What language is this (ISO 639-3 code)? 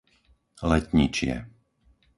slk